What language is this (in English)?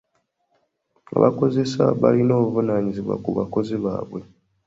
Ganda